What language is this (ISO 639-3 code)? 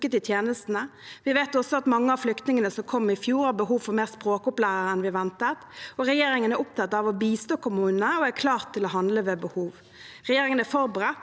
nor